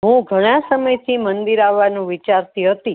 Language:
Gujarati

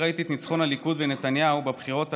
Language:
Hebrew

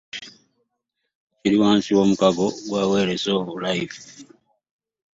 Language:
Ganda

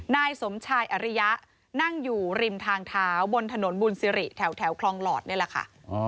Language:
Thai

